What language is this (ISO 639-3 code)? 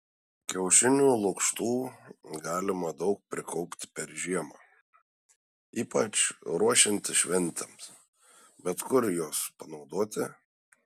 lit